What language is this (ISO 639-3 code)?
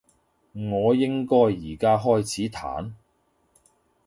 yue